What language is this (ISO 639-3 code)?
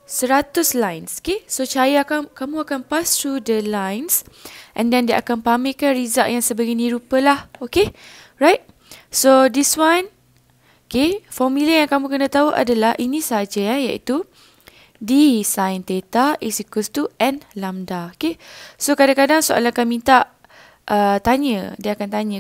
msa